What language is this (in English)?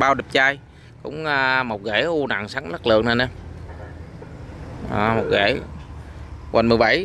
Vietnamese